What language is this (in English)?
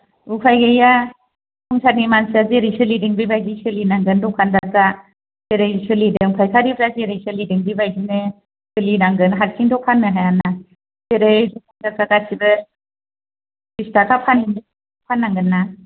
Bodo